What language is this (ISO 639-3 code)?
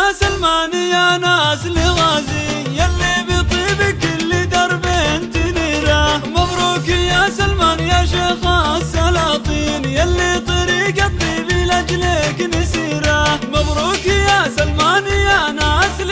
ara